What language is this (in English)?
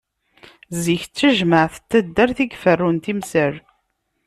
Kabyle